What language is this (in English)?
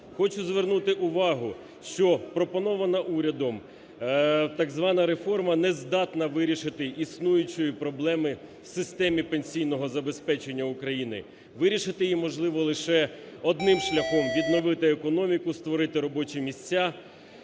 Ukrainian